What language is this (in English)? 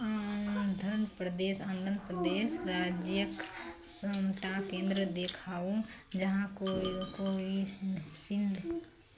Maithili